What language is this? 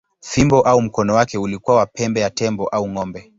Swahili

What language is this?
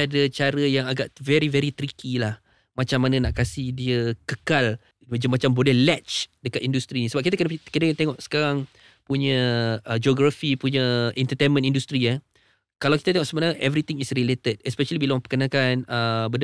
Malay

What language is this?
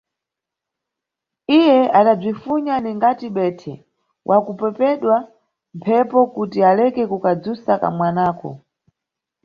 Nyungwe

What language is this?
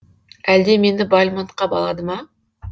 Kazakh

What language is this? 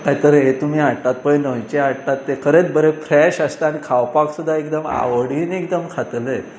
Konkani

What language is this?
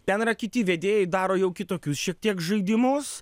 Lithuanian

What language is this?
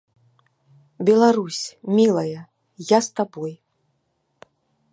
Belarusian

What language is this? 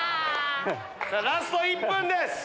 Japanese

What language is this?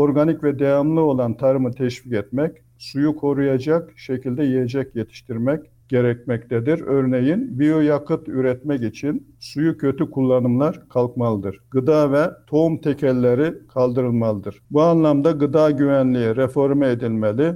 Turkish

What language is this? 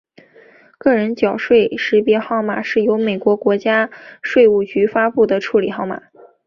Chinese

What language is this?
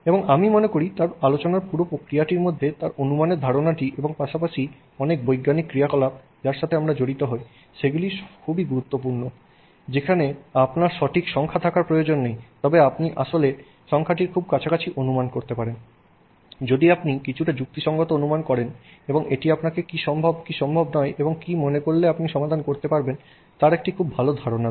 Bangla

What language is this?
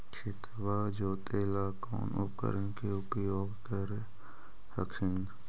Magahi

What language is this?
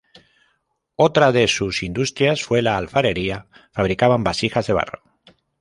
Spanish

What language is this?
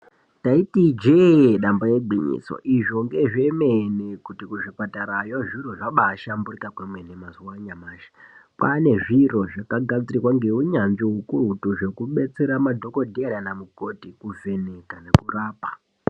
Ndau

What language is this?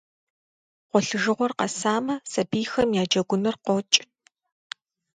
Kabardian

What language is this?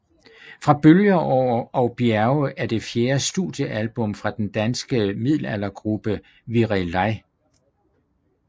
Danish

